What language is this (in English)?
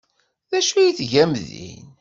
Kabyle